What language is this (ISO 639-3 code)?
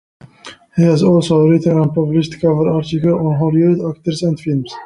eng